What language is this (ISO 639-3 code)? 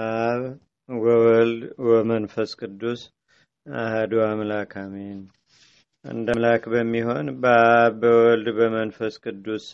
amh